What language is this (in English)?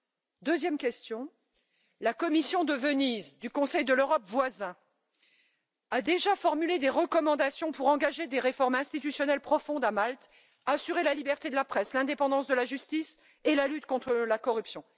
French